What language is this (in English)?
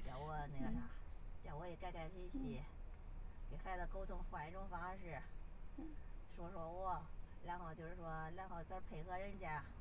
Chinese